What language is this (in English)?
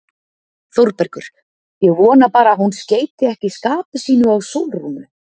Icelandic